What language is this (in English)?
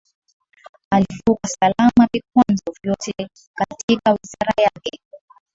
Swahili